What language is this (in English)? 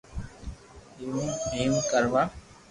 Loarki